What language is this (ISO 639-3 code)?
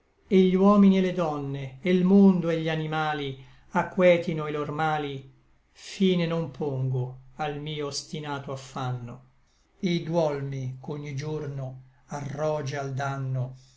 ita